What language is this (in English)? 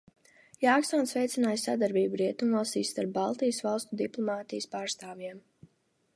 Latvian